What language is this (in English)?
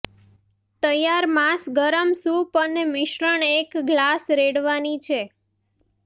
Gujarati